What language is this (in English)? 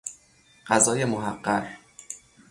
Persian